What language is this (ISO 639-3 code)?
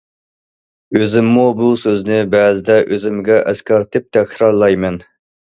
uig